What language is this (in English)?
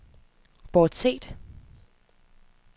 Danish